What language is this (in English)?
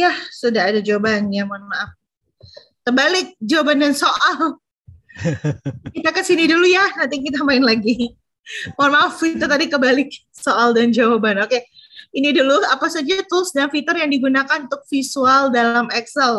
Indonesian